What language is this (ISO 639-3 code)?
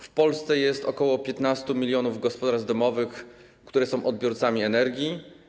pol